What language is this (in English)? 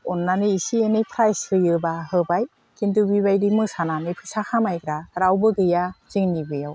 Bodo